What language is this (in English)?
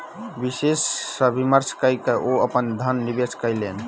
Maithili